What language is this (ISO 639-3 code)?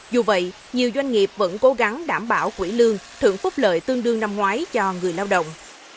vie